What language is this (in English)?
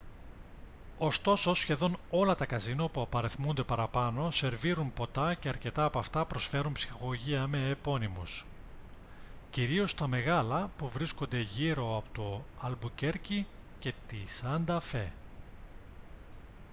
Greek